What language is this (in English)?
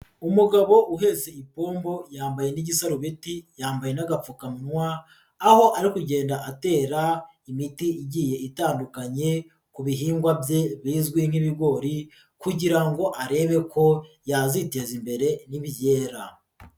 Kinyarwanda